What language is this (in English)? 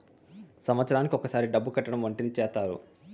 Telugu